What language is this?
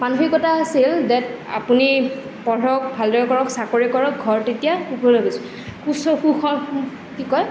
Assamese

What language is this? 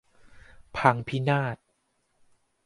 Thai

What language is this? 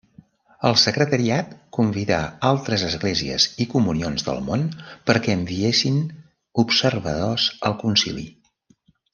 Catalan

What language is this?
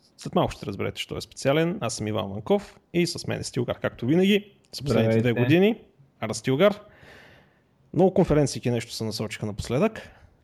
Bulgarian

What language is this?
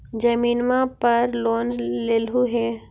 Magahi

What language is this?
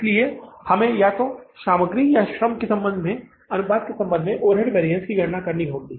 Hindi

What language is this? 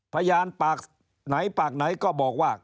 Thai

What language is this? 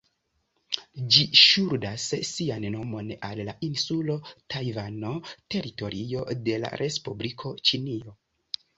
Esperanto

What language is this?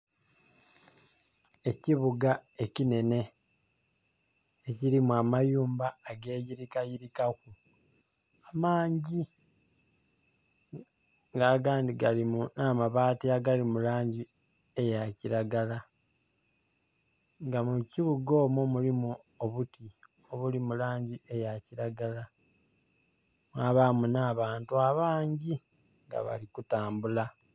Soga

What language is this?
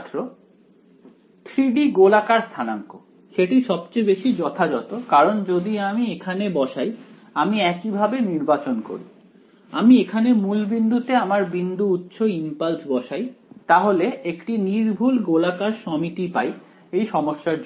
Bangla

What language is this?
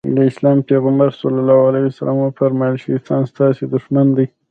Pashto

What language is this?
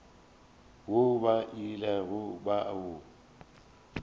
Northern Sotho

